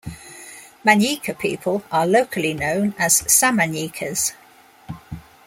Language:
English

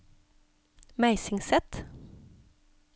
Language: Norwegian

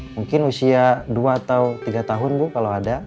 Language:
Indonesian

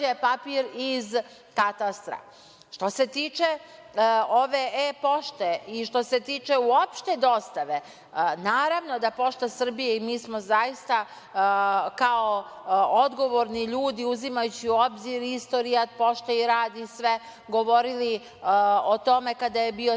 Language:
Serbian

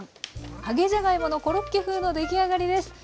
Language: Japanese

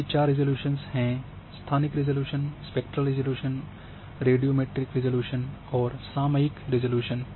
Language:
Hindi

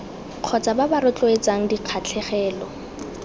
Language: Tswana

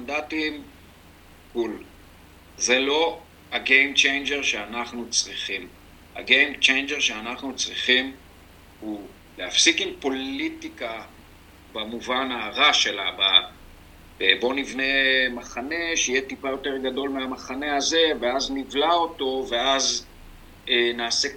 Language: Hebrew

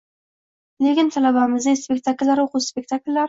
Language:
Uzbek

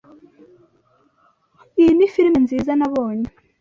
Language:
Kinyarwanda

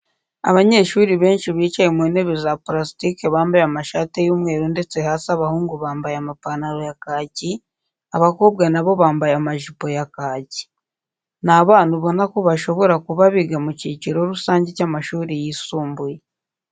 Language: Kinyarwanda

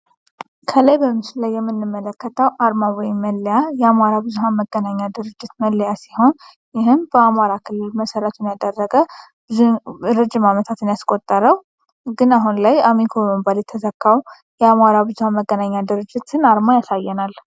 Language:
Amharic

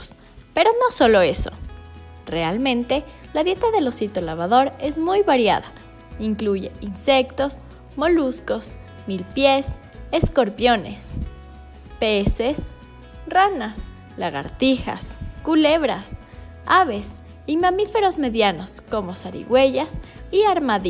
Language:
Spanish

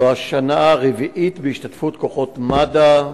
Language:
Hebrew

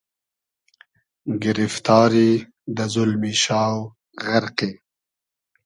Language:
Hazaragi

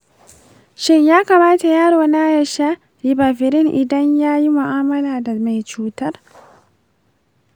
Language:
Hausa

